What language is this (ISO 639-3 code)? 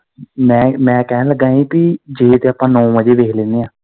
pan